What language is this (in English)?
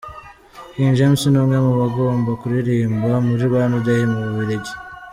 Kinyarwanda